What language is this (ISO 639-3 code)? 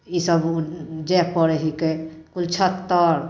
mai